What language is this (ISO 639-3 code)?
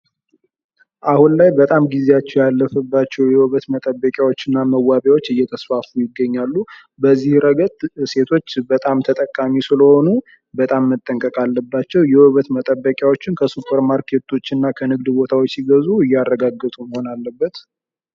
amh